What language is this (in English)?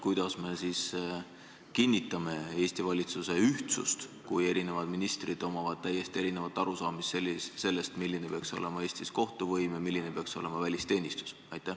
Estonian